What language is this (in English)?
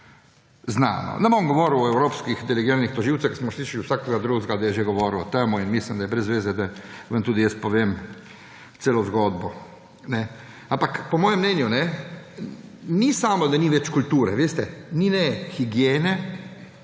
Slovenian